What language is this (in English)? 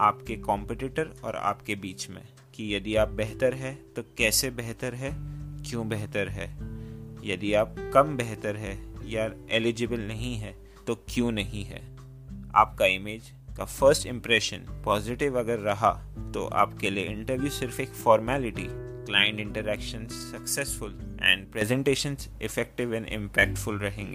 Hindi